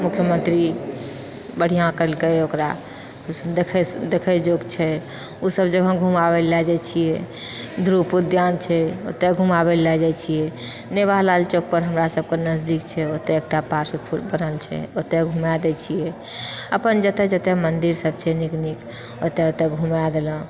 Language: Maithili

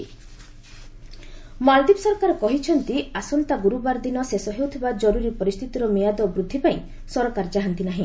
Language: Odia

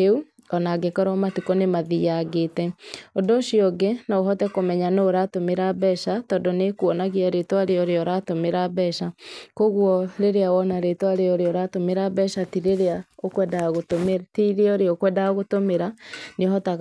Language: Kikuyu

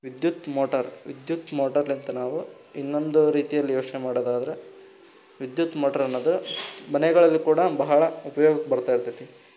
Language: Kannada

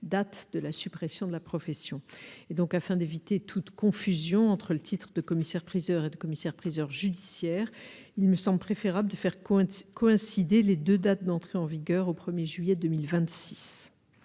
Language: French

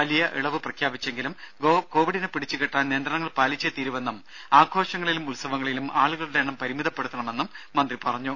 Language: Malayalam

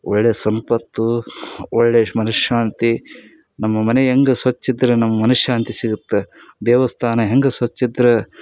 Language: Kannada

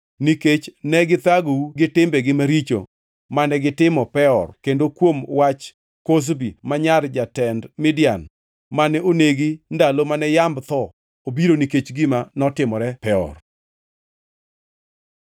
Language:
Luo (Kenya and Tanzania)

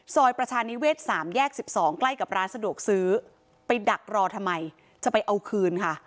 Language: Thai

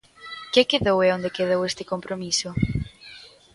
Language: Galician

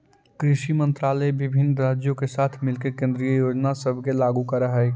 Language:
Magahi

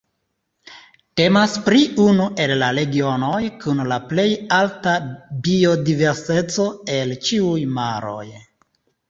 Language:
Esperanto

